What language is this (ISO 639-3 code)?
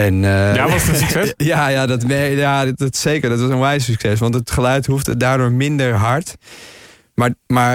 nld